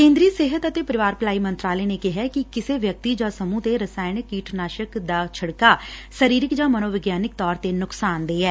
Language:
Punjabi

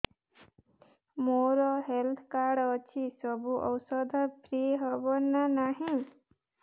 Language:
Odia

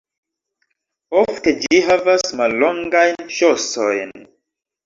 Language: Esperanto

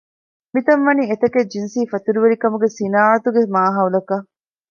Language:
Divehi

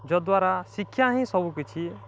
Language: Odia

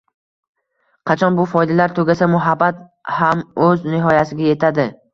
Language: Uzbek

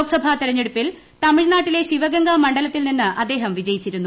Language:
Malayalam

